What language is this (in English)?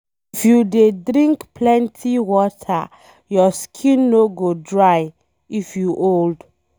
Nigerian Pidgin